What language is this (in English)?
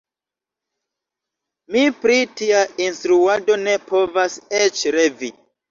Esperanto